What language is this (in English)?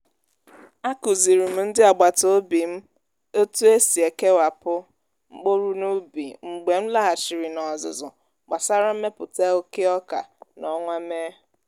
Igbo